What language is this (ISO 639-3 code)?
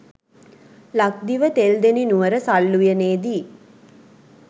sin